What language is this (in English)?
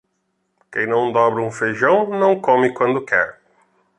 Portuguese